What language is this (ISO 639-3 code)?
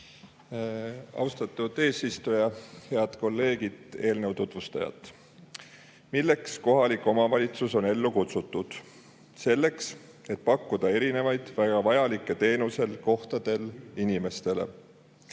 est